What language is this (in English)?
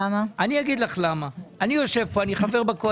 Hebrew